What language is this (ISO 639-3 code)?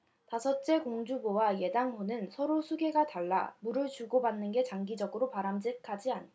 kor